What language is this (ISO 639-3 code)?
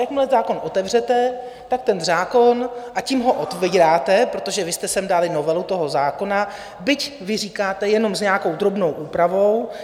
ces